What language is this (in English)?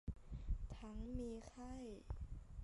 Thai